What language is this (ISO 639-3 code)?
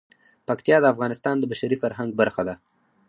pus